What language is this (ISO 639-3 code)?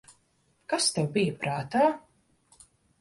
lav